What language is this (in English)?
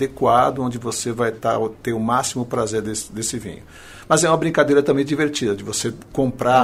Portuguese